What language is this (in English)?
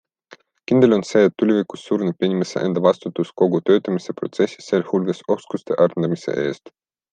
Estonian